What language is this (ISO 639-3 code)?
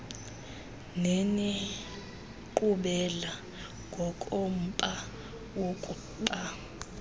xho